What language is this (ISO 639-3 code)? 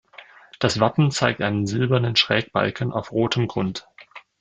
deu